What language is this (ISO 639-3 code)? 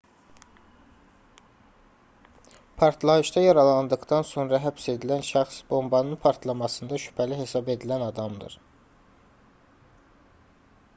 aze